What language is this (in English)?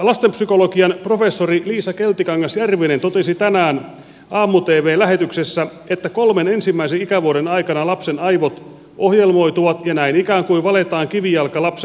Finnish